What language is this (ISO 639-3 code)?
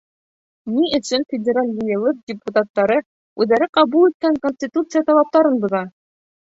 bak